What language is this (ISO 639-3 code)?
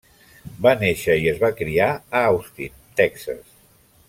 cat